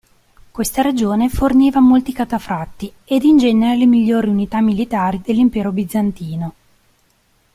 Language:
Italian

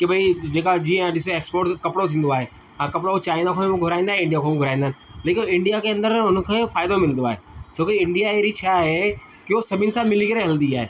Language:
Sindhi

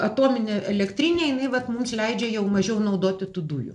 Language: Lithuanian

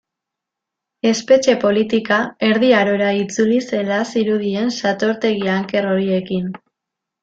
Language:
Basque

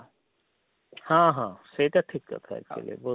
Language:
Odia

